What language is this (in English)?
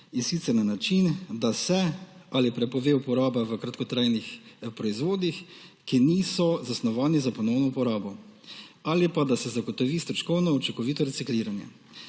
Slovenian